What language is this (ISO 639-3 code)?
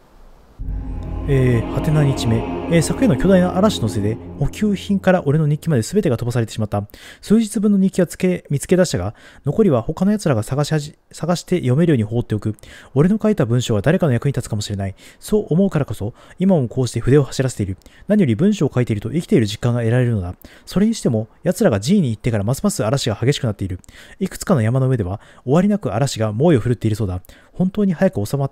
jpn